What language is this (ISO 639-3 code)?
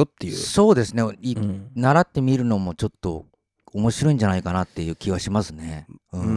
jpn